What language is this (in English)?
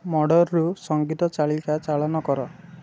Odia